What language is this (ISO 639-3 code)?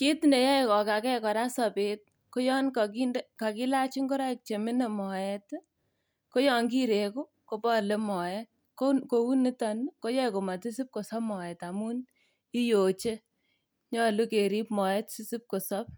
kln